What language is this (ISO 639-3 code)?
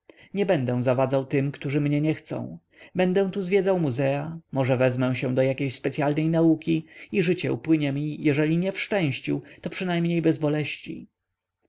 pol